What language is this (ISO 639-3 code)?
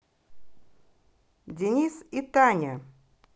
rus